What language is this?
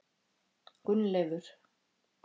Icelandic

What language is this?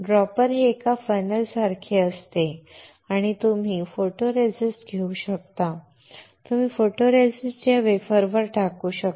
Marathi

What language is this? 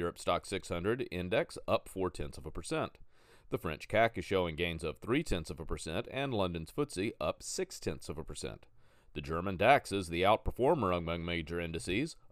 English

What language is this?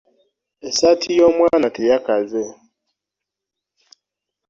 Ganda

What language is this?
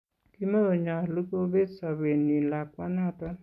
Kalenjin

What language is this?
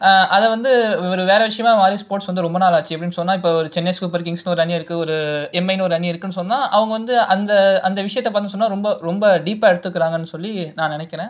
Tamil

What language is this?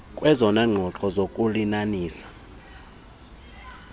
Xhosa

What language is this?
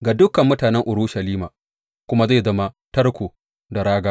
Hausa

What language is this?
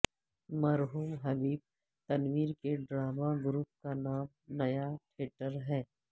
Urdu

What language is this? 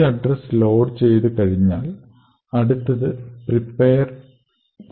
Malayalam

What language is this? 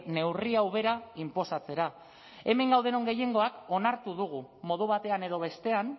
Basque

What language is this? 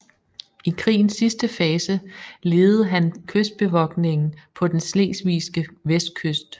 Danish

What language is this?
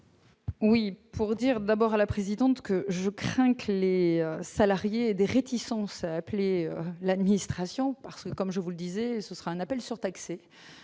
French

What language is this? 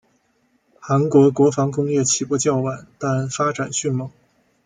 Chinese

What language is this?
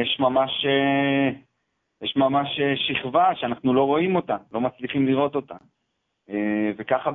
Hebrew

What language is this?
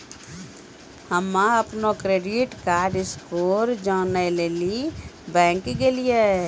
Maithili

